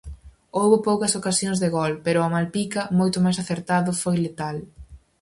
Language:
Galician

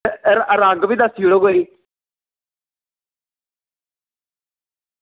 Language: Dogri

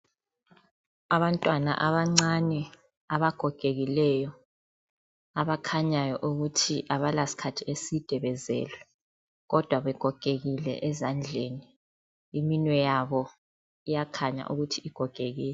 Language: North Ndebele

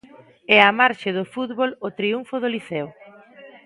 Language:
Galician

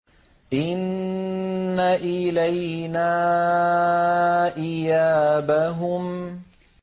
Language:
Arabic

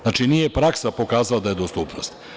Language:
Serbian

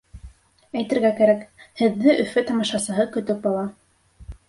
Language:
Bashkir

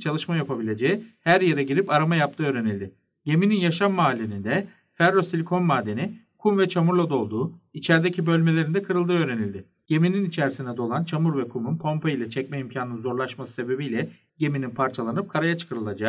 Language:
Turkish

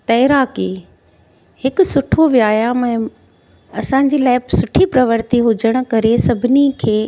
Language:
Sindhi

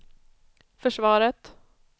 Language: Swedish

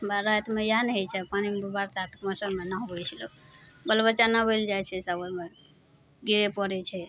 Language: Maithili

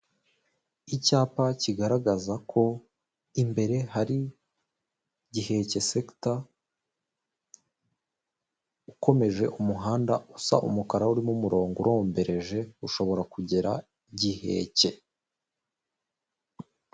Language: Kinyarwanda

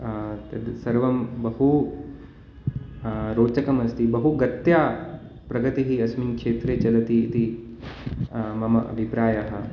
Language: Sanskrit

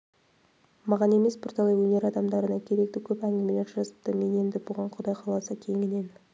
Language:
Kazakh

